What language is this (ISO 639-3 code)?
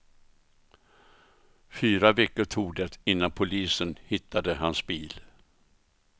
swe